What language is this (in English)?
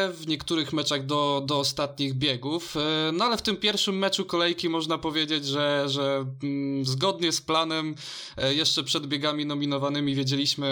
Polish